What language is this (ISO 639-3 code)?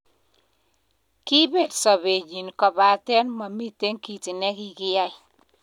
kln